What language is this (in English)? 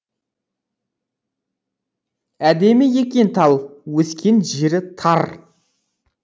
Kazakh